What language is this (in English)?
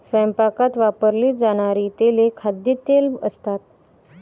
Marathi